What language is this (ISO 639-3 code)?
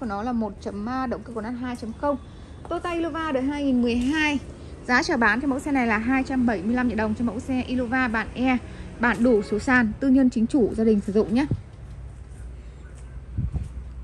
vie